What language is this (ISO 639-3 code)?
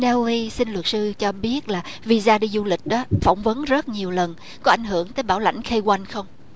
vie